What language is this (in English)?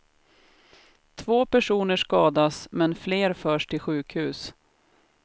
Swedish